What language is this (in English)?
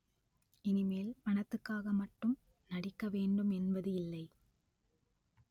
Tamil